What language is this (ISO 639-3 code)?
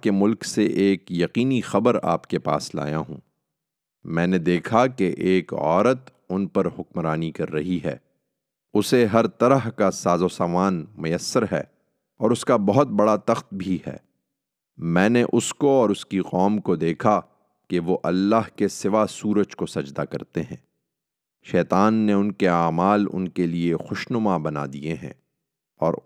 urd